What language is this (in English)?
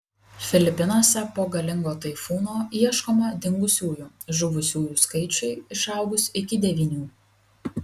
Lithuanian